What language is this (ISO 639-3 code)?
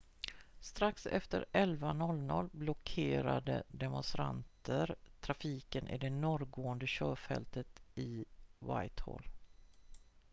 swe